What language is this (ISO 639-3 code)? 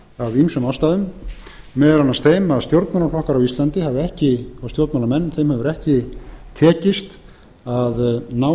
isl